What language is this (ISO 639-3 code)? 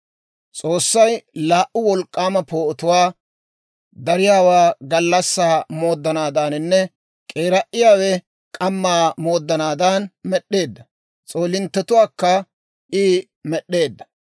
dwr